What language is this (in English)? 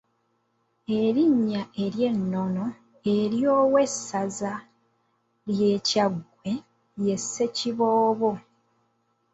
Ganda